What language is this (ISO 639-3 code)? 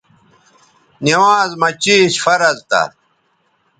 btv